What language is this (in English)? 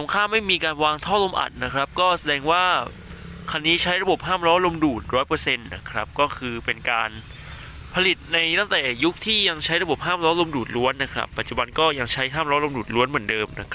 Thai